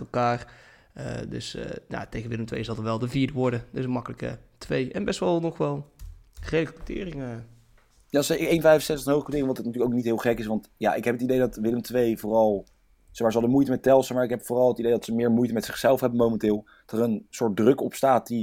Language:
Dutch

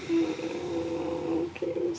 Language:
Welsh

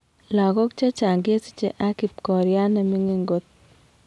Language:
Kalenjin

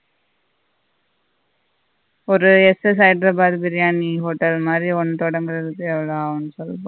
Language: Tamil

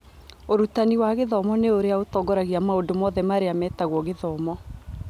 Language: Kikuyu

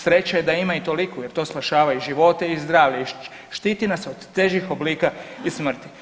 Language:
Croatian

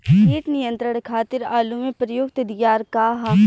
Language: Bhojpuri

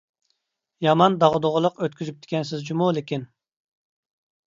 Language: Uyghur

